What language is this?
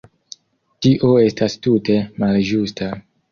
Esperanto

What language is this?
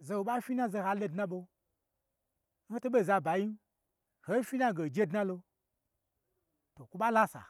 Gbagyi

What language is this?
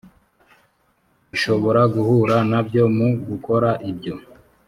Kinyarwanda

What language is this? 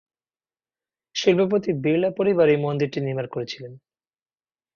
Bangla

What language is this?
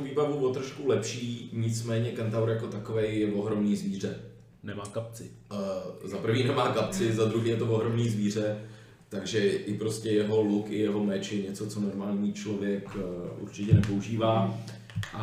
Czech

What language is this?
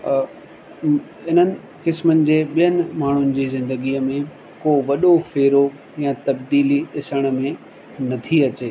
Sindhi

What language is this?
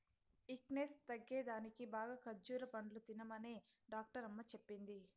Telugu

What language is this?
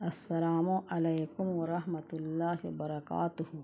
Urdu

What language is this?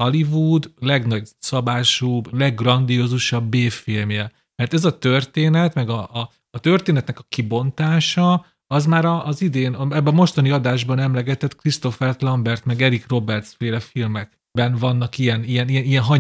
Hungarian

